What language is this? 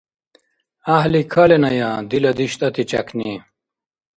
Dargwa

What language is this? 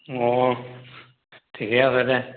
Assamese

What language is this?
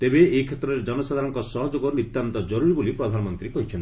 Odia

